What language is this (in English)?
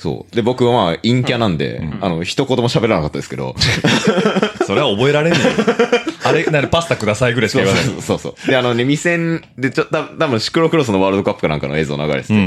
Japanese